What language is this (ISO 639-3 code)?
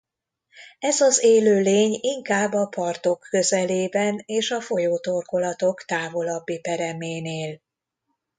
hun